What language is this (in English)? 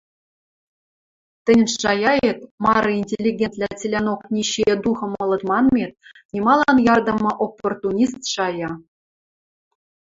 Western Mari